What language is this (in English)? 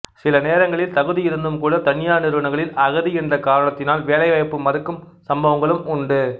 Tamil